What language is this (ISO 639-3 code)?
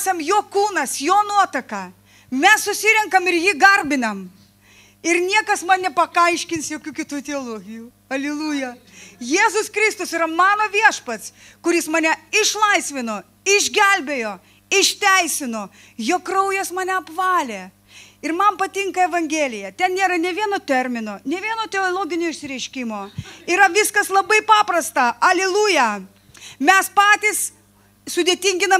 lit